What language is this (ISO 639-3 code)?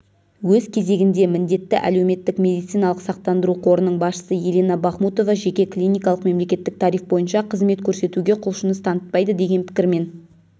kaz